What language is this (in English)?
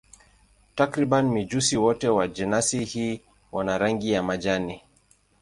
Swahili